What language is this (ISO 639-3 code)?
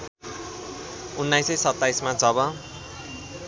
nep